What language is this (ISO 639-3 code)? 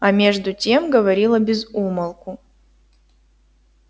rus